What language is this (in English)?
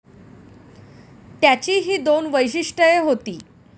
Marathi